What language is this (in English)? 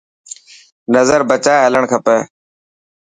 Dhatki